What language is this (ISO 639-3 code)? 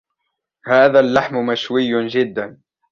ara